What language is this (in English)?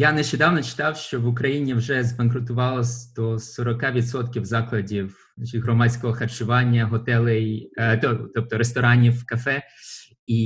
Ukrainian